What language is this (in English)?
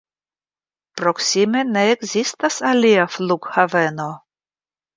Esperanto